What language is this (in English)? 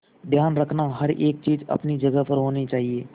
Hindi